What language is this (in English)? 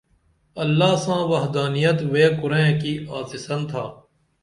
Dameli